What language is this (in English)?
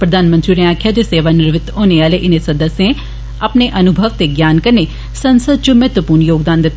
Dogri